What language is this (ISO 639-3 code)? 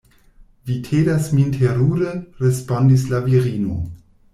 epo